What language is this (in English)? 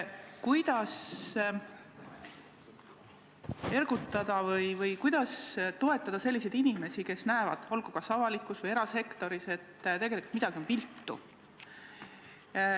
Estonian